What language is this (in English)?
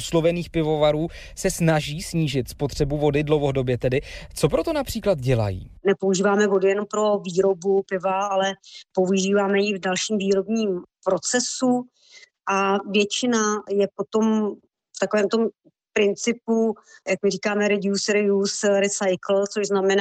Czech